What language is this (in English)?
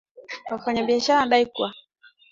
Swahili